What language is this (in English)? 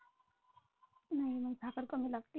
Marathi